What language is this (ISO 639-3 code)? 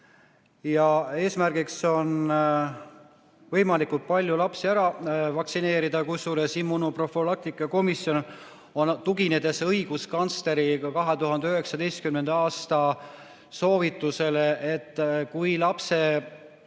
est